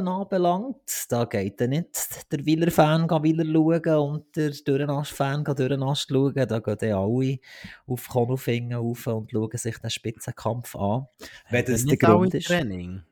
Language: German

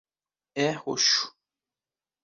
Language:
Portuguese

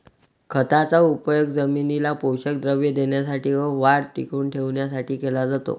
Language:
Marathi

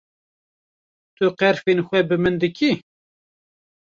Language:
Kurdish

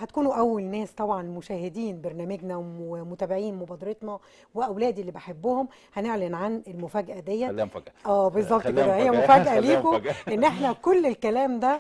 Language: Arabic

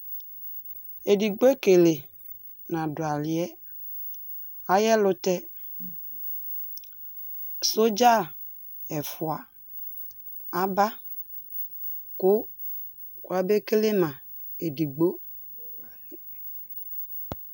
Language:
Ikposo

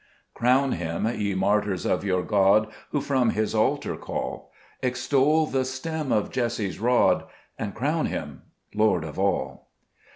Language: English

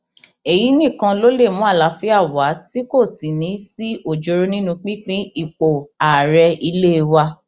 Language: Yoruba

